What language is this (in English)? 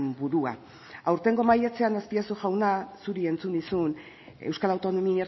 Basque